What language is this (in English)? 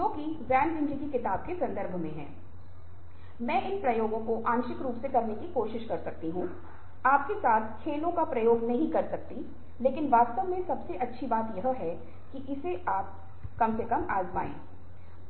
Hindi